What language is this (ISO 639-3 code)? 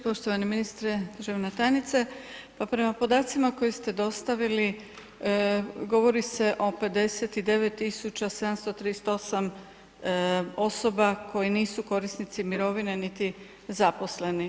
hrv